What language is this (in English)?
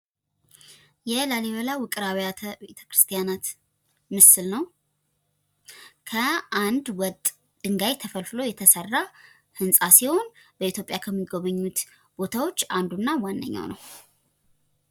Amharic